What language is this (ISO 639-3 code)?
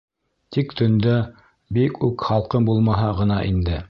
bak